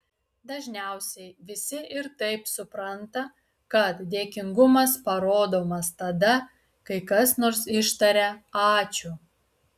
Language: Lithuanian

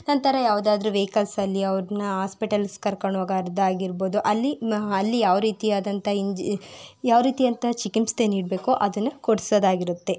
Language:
Kannada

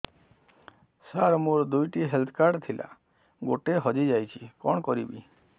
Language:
Odia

